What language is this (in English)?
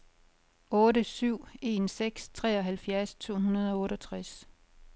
Danish